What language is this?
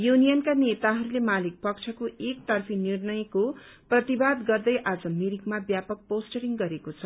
Nepali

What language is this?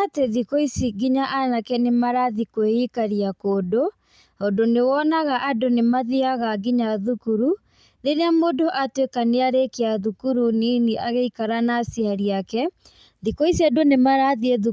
Kikuyu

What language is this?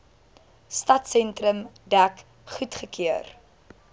Afrikaans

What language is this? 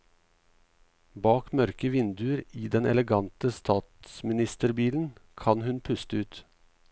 Norwegian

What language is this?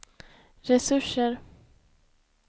Swedish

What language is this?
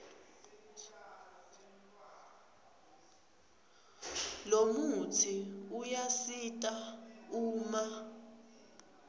Swati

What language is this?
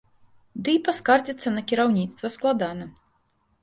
Belarusian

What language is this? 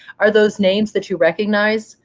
English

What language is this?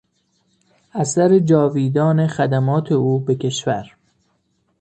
Persian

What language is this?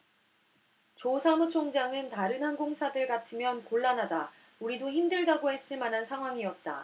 Korean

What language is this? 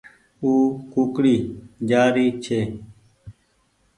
Goaria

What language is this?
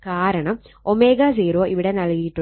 Malayalam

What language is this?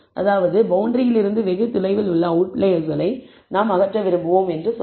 Tamil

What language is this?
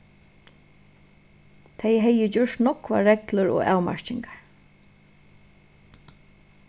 Faroese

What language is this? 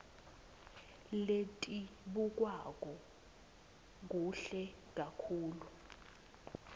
Swati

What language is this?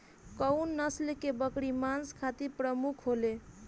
Bhojpuri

